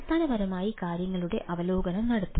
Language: Malayalam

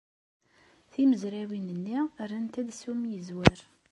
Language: Kabyle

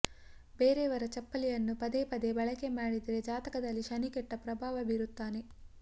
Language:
Kannada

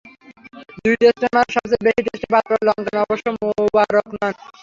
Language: Bangla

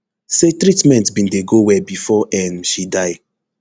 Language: Nigerian Pidgin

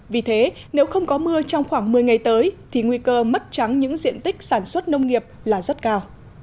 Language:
Vietnamese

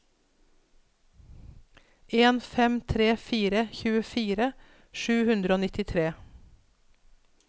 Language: Norwegian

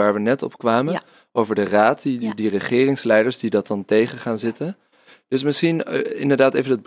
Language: Dutch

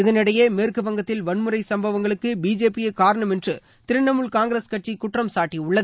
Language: Tamil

